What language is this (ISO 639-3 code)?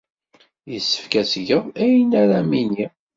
kab